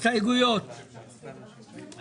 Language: Hebrew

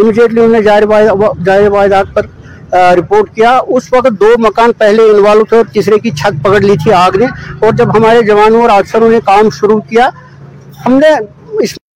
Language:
Urdu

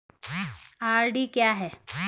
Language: Hindi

